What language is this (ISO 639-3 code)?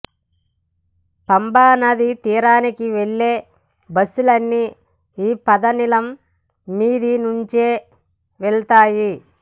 tel